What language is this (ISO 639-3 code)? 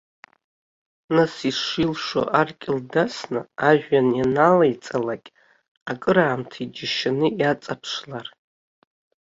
abk